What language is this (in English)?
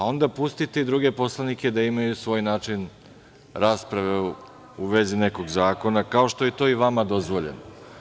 Serbian